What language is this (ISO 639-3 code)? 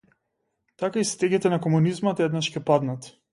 mkd